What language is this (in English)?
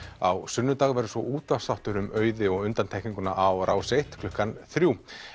Icelandic